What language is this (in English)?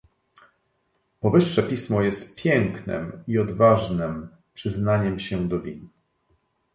Polish